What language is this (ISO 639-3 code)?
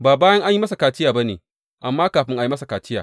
hau